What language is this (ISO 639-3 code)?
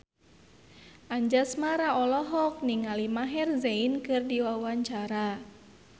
sun